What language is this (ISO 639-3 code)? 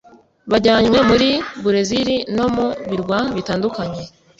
kin